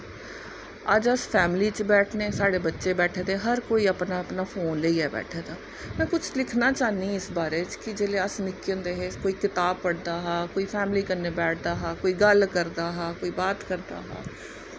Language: Dogri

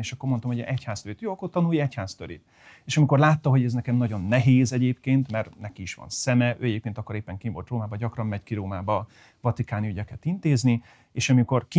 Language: Hungarian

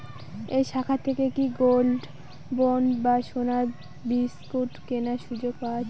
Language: Bangla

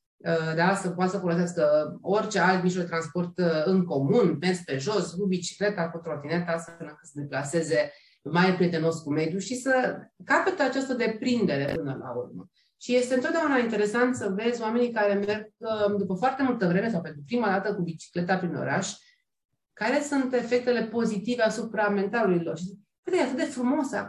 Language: Romanian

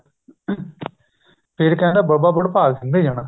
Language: Punjabi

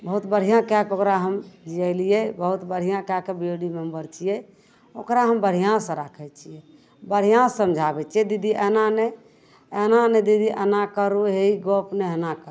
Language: Maithili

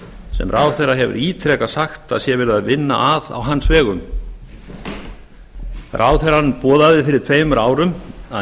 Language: Icelandic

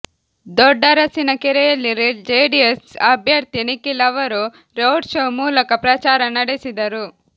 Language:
Kannada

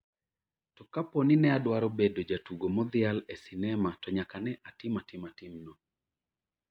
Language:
Luo (Kenya and Tanzania)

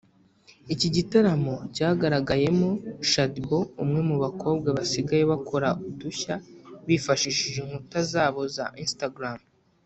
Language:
Kinyarwanda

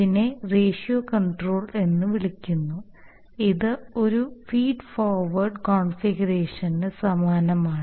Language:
Malayalam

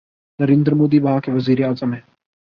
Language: Urdu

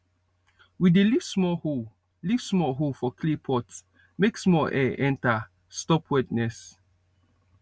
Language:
Nigerian Pidgin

